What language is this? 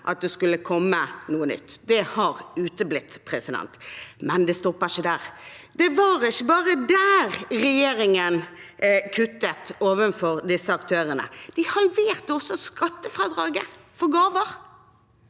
Norwegian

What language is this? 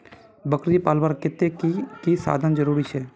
Magahi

